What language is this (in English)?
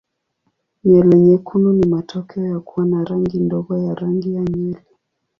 Swahili